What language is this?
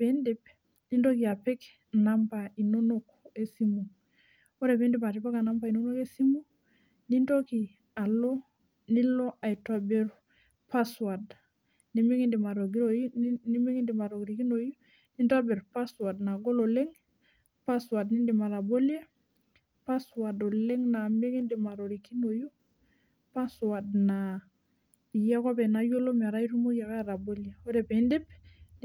Masai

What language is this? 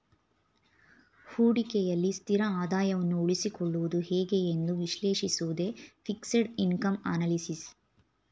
Kannada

